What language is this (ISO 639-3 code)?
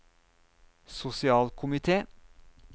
nor